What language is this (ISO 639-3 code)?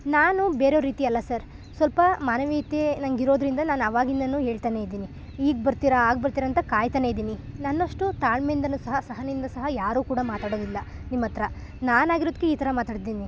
kan